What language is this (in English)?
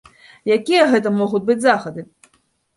Belarusian